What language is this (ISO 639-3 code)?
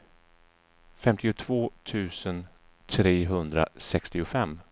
swe